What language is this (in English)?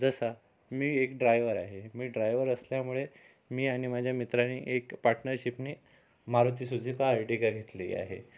Marathi